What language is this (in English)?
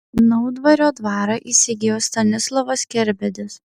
Lithuanian